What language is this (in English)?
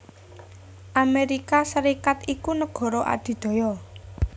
Javanese